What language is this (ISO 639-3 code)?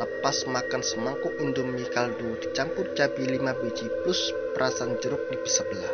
ind